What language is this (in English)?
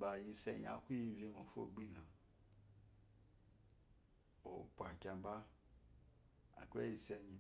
Eloyi